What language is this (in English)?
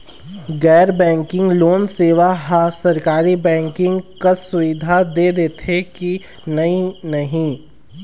Chhattisgarhi